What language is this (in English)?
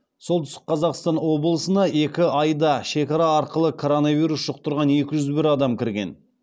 Kazakh